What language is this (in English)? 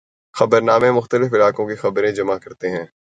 Urdu